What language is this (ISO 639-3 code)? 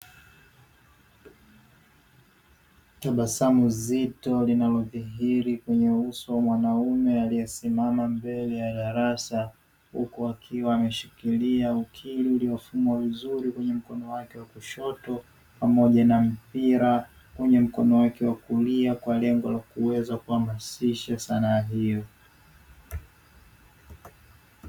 swa